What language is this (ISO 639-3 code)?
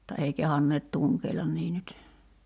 fin